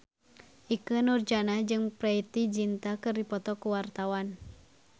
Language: Sundanese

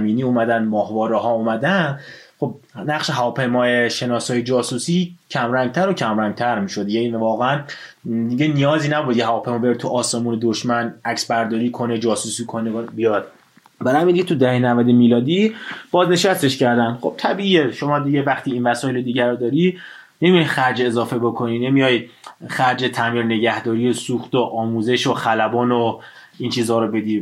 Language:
Persian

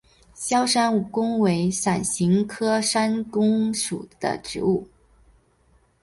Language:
Chinese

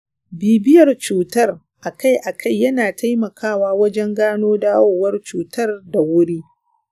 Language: Hausa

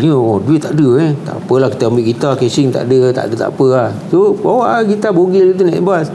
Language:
Malay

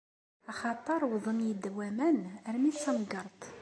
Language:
Kabyle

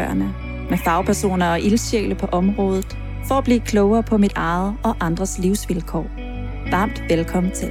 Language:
Danish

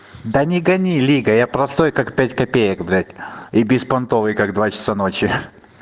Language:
Russian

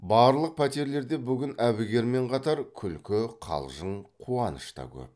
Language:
Kazakh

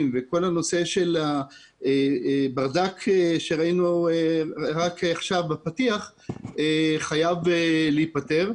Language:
Hebrew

